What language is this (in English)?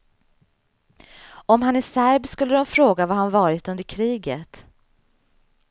Swedish